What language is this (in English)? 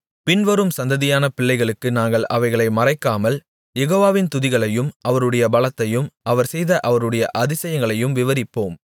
Tamil